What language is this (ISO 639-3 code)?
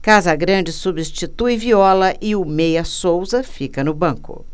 por